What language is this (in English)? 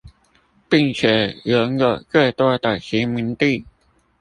Chinese